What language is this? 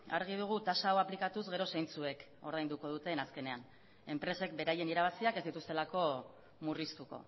Basque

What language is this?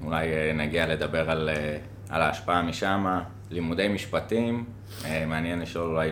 Hebrew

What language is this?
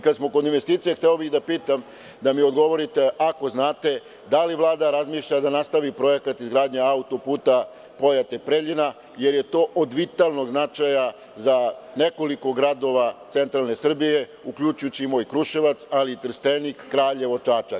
Serbian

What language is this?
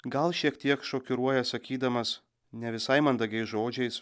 Lithuanian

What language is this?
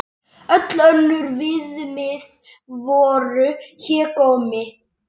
Icelandic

